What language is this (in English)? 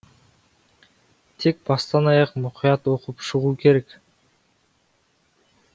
Kazakh